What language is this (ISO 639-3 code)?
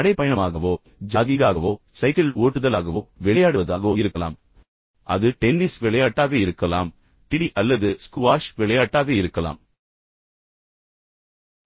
tam